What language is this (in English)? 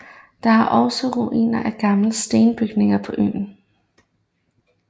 Danish